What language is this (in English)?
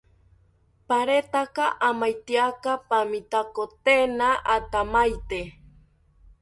South Ucayali Ashéninka